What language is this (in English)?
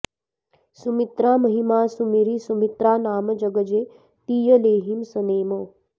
Sanskrit